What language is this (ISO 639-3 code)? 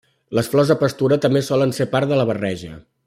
cat